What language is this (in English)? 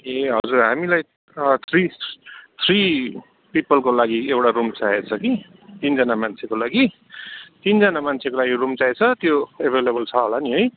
Nepali